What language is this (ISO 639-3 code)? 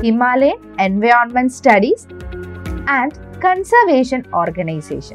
mal